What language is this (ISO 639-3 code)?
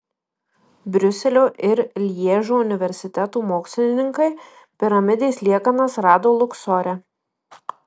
lit